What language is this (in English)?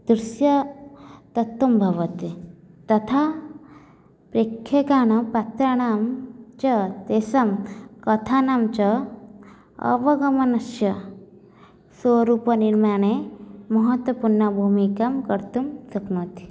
Sanskrit